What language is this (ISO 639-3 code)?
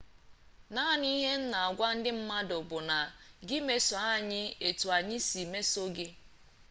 ibo